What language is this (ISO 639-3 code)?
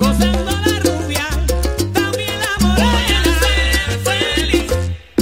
spa